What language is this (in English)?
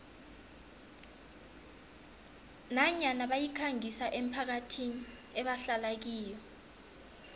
South Ndebele